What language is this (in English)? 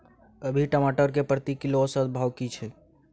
Maithili